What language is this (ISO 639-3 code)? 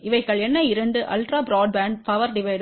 tam